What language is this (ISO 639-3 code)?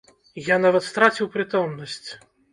bel